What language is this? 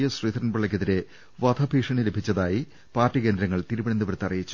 Malayalam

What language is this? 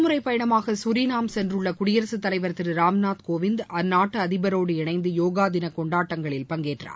Tamil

